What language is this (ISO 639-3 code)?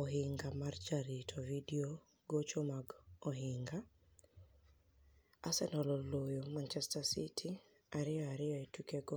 luo